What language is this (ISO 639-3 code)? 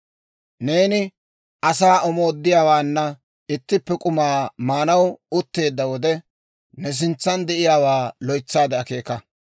dwr